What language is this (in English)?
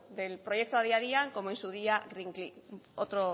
Spanish